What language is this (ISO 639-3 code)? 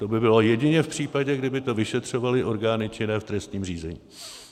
ces